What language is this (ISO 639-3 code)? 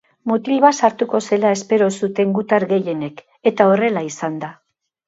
eus